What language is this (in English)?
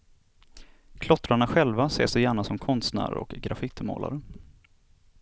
Swedish